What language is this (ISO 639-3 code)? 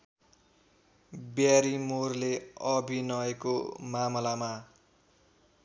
nep